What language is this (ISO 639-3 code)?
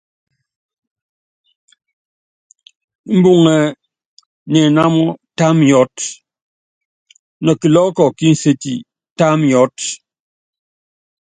yav